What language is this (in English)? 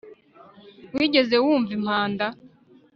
Kinyarwanda